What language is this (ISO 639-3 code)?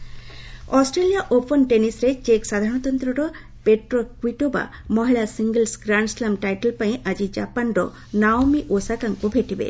ori